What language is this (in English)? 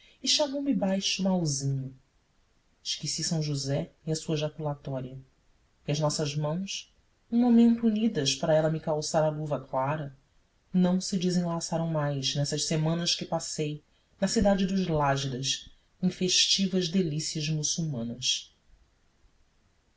Portuguese